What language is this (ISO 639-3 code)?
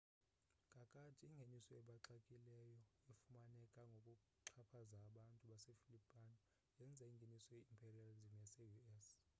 xho